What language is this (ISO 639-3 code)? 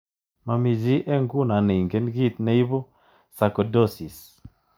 kln